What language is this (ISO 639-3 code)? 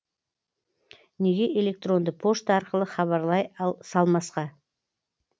kaz